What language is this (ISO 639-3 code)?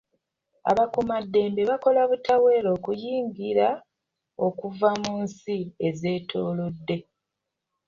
lug